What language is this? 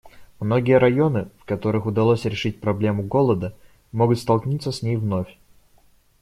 Russian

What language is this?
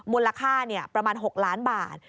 Thai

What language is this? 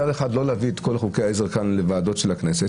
Hebrew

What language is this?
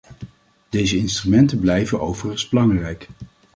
Dutch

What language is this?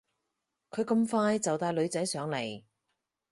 Cantonese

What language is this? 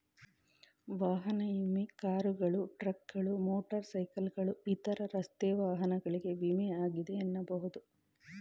Kannada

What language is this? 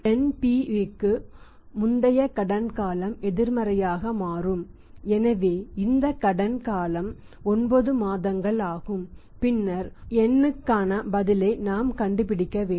Tamil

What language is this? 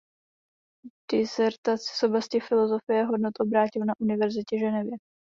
Czech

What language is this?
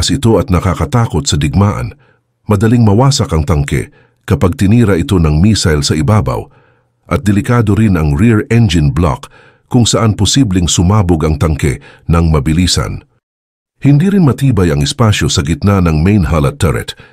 Filipino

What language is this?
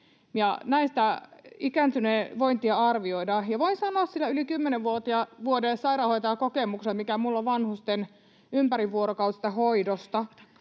Finnish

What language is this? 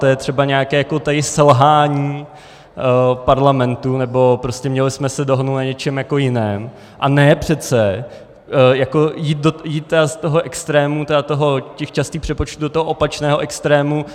Czech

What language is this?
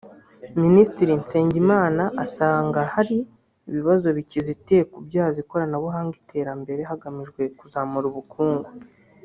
Kinyarwanda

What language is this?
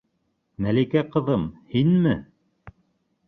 Bashkir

